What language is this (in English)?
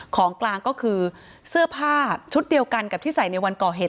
Thai